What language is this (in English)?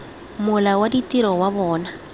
Tswana